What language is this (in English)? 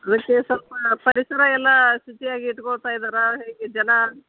Kannada